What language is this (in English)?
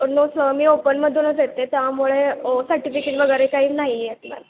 Marathi